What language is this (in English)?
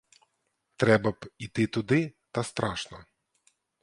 Ukrainian